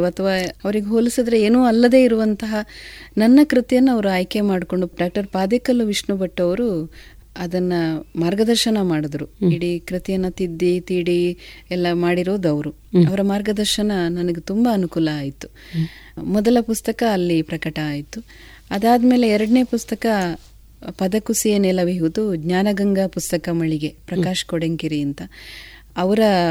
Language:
Kannada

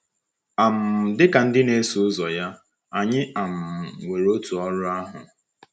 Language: Igbo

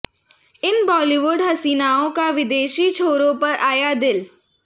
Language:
Hindi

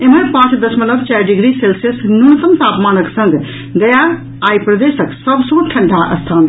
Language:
Maithili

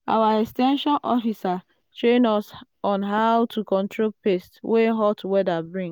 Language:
Nigerian Pidgin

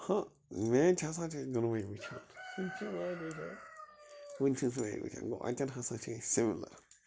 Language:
Kashmiri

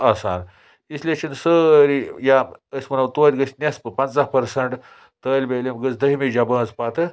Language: Kashmiri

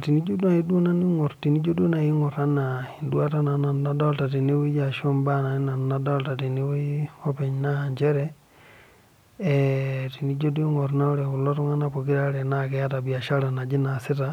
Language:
Masai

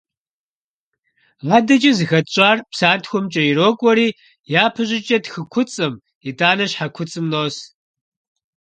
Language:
Kabardian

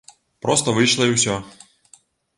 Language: Belarusian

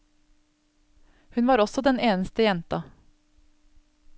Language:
Norwegian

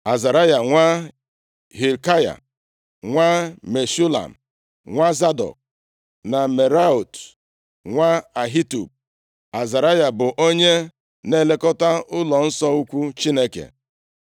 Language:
Igbo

